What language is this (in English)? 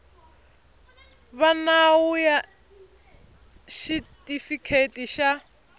Tsonga